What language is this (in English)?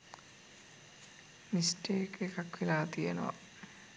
Sinhala